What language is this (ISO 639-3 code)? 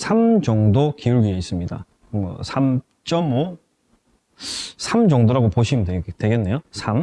kor